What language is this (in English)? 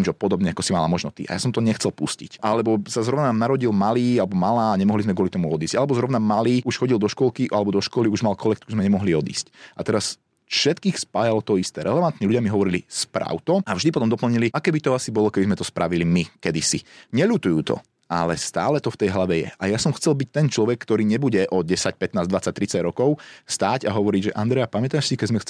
Slovak